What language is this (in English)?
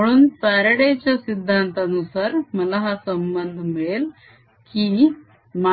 Marathi